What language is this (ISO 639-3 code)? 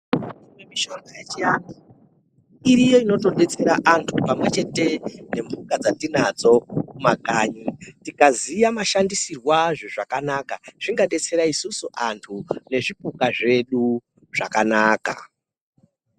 ndc